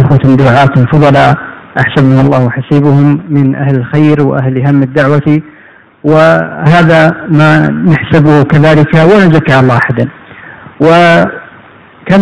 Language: Arabic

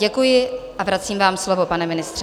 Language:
Czech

